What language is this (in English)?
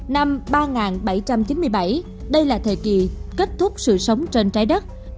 Vietnamese